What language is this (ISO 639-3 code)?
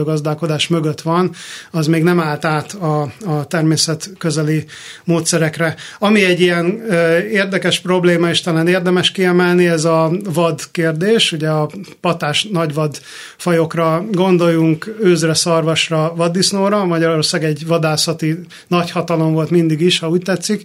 hun